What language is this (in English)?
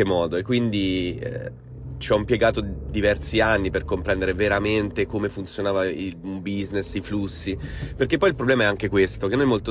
Italian